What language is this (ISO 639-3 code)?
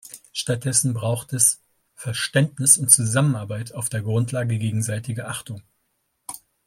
deu